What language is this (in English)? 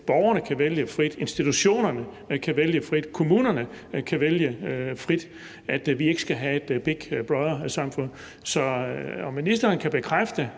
Danish